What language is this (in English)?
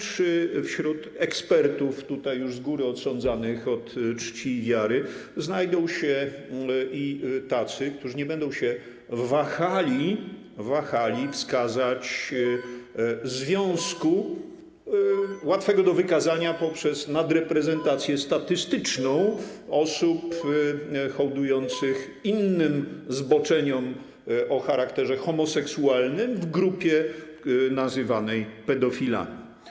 Polish